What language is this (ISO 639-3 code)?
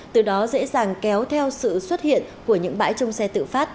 vie